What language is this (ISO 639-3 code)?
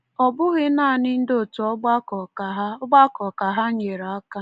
ibo